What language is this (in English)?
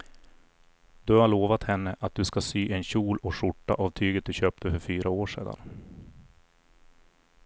Swedish